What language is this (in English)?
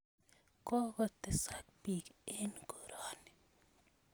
Kalenjin